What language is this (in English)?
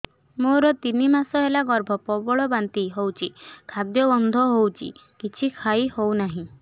Odia